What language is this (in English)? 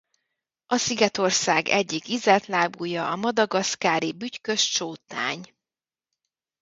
Hungarian